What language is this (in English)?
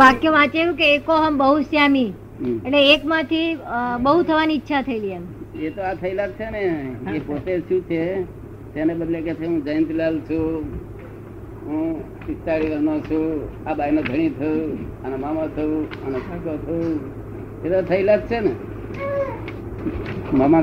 Gujarati